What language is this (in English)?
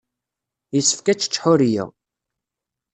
Kabyle